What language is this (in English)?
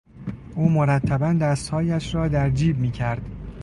Persian